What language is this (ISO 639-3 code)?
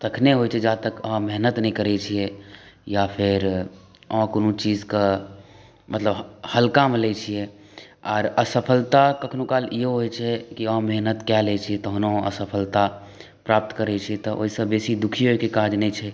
mai